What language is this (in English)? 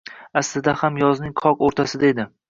Uzbek